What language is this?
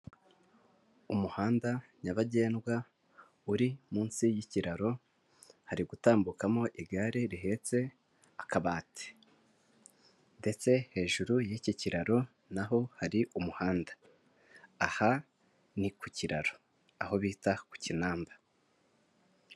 Kinyarwanda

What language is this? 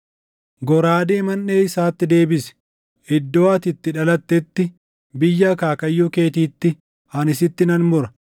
Oromo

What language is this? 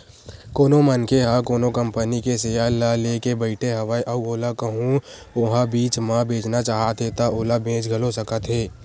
Chhattisgarhi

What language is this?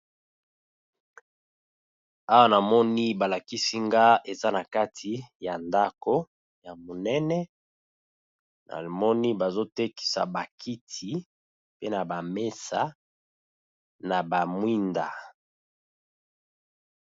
Lingala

